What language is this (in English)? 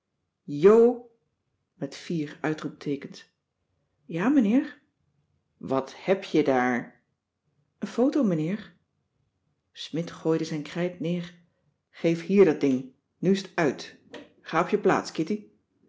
Dutch